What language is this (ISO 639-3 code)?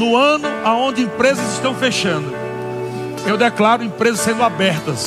por